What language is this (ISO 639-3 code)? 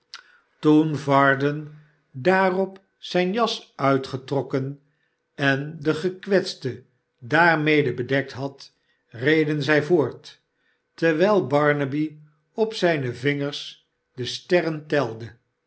nld